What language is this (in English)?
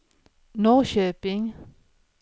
Swedish